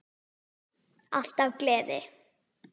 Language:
Icelandic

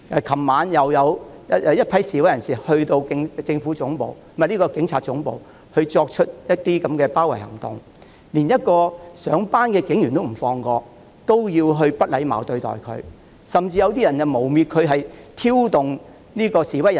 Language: Cantonese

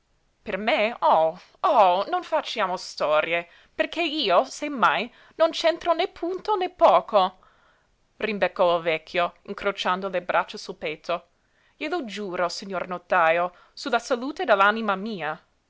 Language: Italian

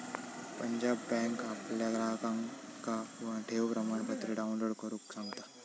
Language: Marathi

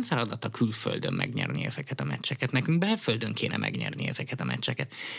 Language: Hungarian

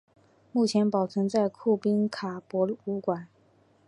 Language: Chinese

